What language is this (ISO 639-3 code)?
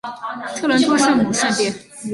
zho